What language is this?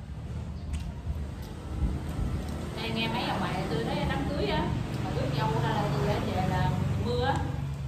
Vietnamese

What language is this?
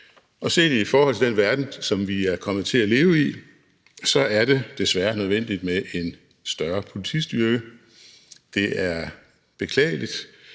Danish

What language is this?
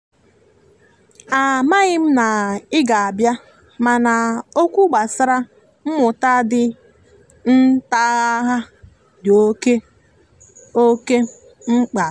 Igbo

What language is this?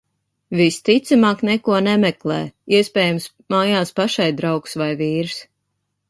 Latvian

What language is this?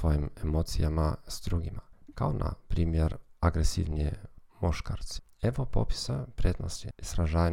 Croatian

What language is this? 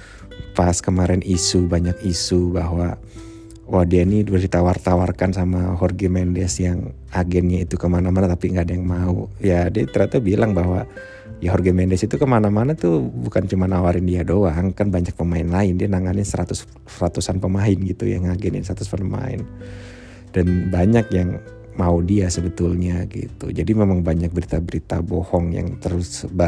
Indonesian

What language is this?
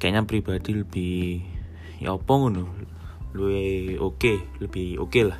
Indonesian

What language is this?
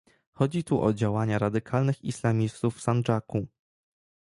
Polish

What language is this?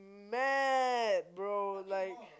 English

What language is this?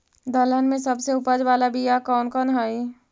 Magahi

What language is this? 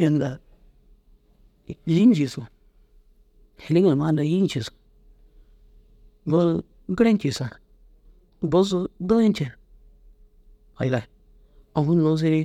Dazaga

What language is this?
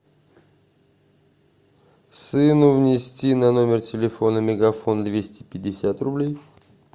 Russian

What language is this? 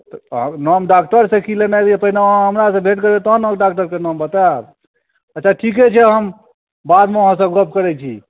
Maithili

